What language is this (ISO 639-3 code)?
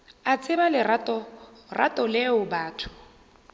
nso